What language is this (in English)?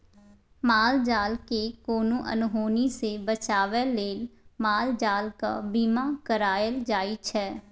Maithili